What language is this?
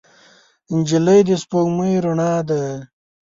Pashto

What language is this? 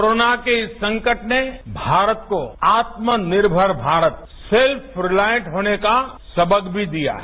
Hindi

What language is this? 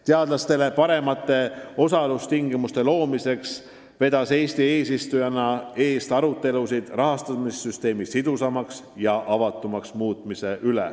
Estonian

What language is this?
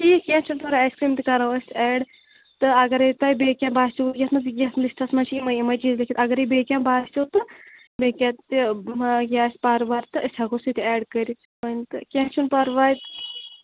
Kashmiri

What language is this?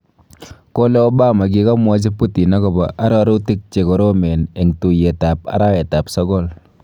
Kalenjin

